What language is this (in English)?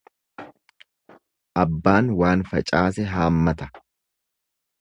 Oromo